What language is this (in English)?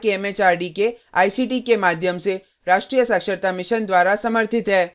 Hindi